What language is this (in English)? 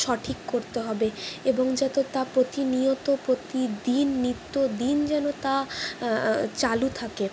Bangla